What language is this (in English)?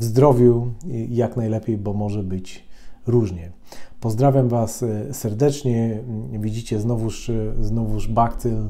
Polish